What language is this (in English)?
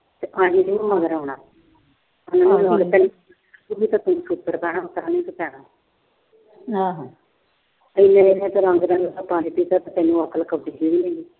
Punjabi